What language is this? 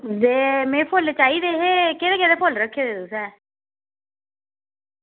Dogri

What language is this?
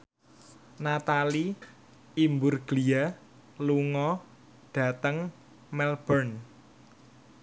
Javanese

